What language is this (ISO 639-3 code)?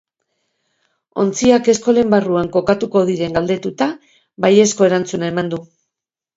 eus